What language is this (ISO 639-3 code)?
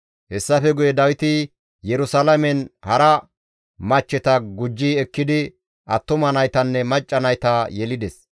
gmv